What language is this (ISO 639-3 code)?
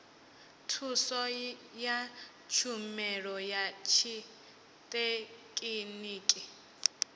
ven